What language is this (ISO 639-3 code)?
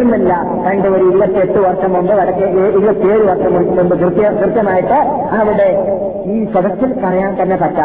mal